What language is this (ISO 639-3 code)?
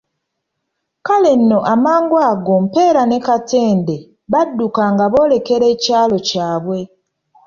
lug